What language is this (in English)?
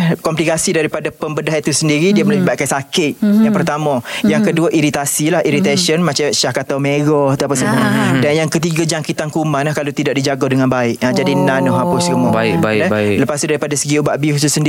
Malay